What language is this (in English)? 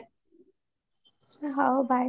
Odia